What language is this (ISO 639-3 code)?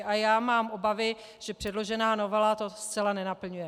ces